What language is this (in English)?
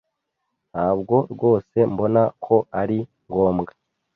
Kinyarwanda